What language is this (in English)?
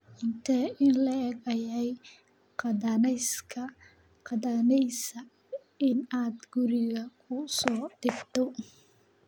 Somali